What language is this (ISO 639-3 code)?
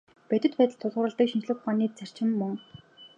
mon